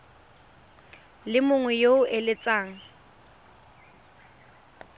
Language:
Tswana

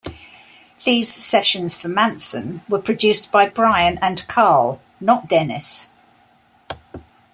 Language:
English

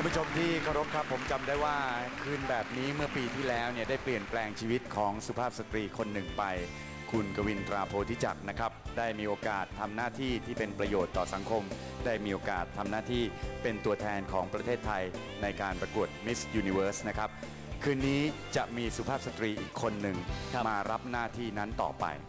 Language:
Thai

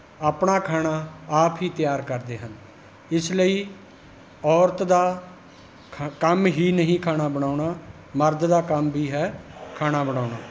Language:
Punjabi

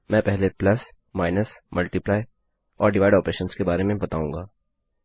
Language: Hindi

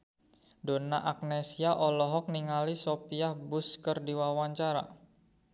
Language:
Sundanese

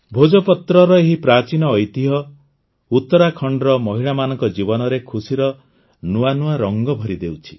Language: Odia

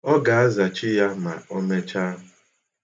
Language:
Igbo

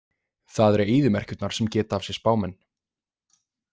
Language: Icelandic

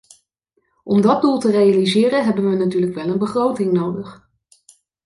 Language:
Dutch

